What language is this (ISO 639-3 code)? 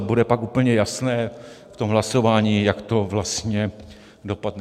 ces